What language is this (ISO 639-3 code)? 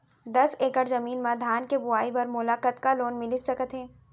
hne